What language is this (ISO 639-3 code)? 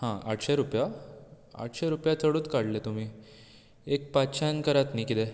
kok